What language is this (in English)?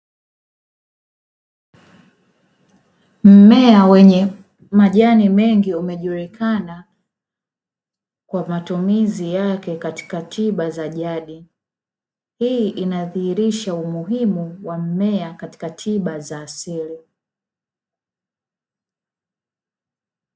Swahili